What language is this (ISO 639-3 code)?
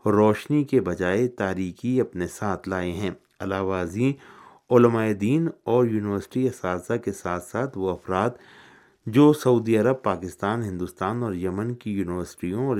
urd